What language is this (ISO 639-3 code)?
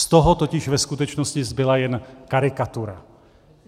ces